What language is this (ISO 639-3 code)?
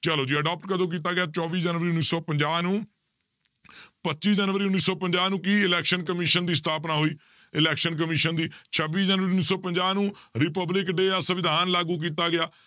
pan